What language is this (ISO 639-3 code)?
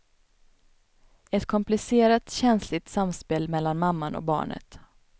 swe